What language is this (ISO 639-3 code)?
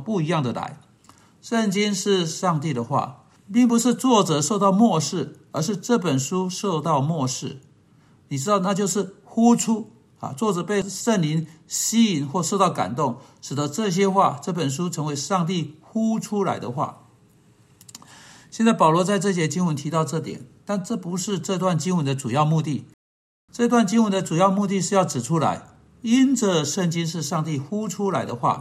zho